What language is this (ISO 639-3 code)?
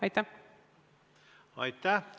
est